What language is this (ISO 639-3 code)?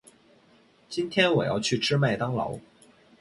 zho